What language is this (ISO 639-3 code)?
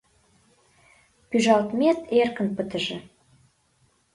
chm